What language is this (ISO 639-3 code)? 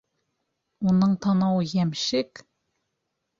bak